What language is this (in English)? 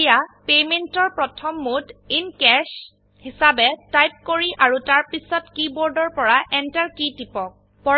Assamese